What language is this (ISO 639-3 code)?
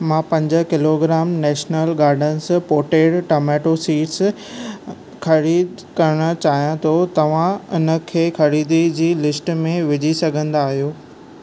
snd